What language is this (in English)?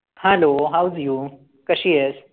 Marathi